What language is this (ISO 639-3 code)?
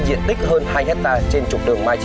vie